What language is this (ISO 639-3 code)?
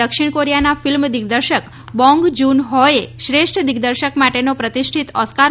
guj